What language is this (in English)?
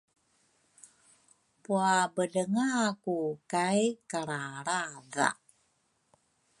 Rukai